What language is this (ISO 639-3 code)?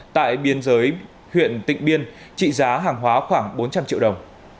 vie